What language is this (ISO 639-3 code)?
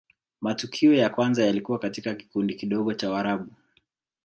swa